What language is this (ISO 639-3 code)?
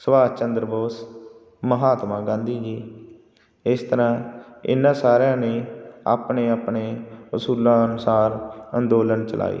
pan